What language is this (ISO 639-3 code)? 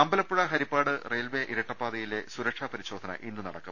mal